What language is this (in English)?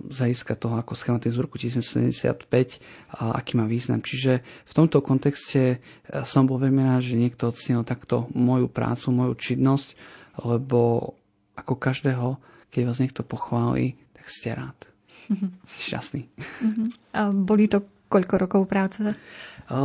Slovak